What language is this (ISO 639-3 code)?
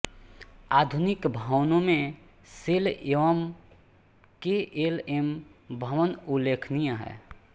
hin